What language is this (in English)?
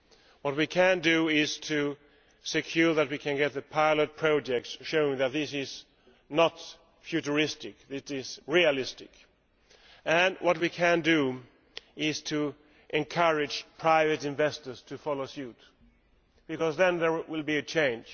English